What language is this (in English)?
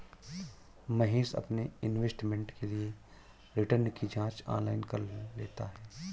Hindi